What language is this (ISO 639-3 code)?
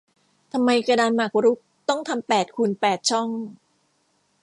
tha